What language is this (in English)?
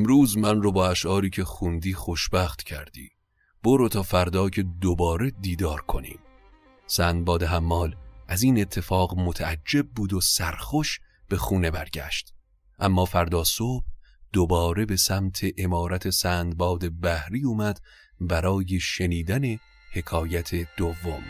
Persian